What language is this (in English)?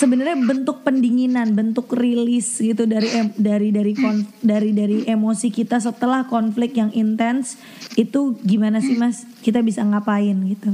Indonesian